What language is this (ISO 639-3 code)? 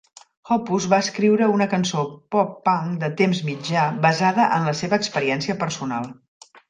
cat